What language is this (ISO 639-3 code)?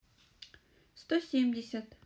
rus